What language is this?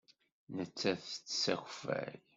Kabyle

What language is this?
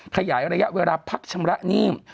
Thai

